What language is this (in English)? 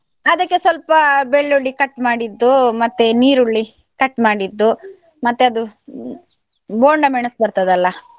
Kannada